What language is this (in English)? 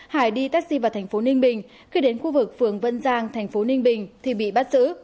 Vietnamese